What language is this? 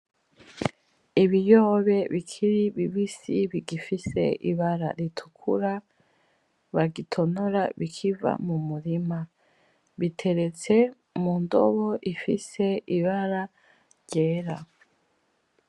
Rundi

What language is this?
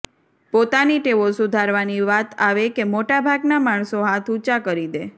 Gujarati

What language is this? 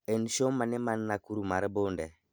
Luo (Kenya and Tanzania)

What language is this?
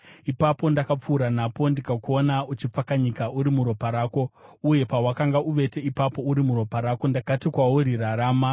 Shona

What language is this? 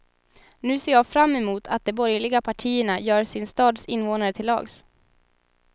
Swedish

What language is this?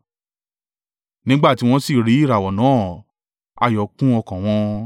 Yoruba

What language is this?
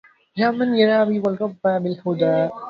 Arabic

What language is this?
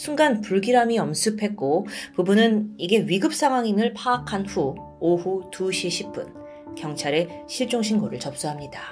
Korean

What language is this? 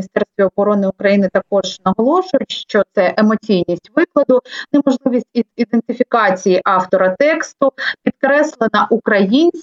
Ukrainian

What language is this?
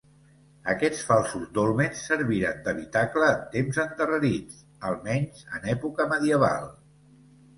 Catalan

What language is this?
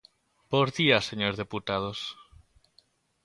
Galician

